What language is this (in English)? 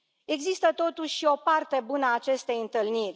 Romanian